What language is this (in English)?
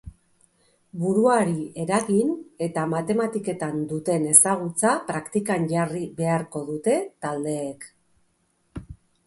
Basque